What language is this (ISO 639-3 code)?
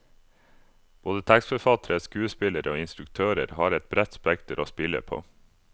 nor